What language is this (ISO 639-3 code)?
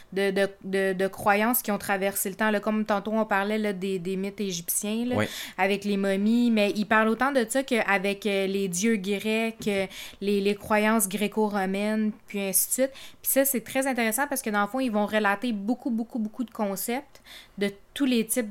fra